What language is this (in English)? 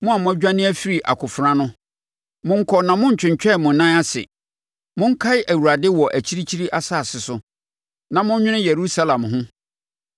Akan